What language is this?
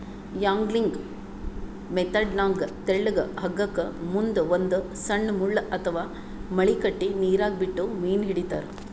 Kannada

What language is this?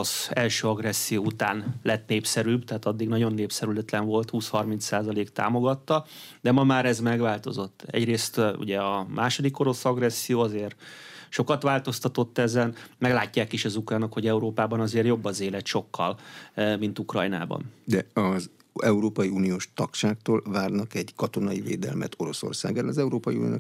Hungarian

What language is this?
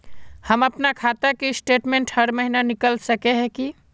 Magahi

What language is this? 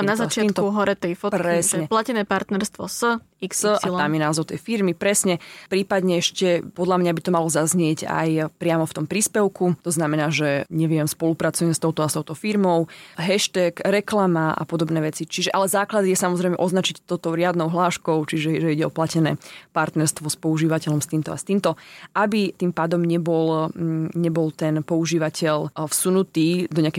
Slovak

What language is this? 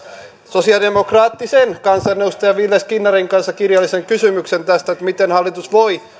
Finnish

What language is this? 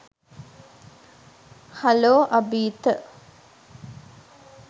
Sinhala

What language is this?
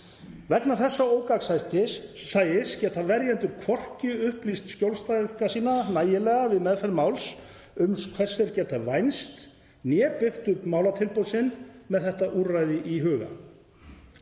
Icelandic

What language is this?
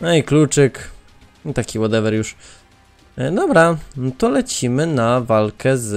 Polish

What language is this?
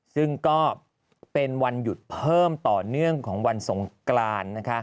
Thai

